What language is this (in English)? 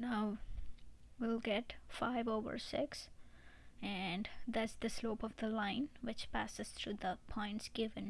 English